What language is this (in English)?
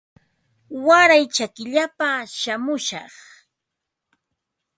Ambo-Pasco Quechua